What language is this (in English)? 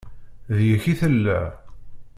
Kabyle